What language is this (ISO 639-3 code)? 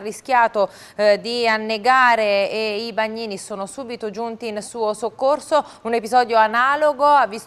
ita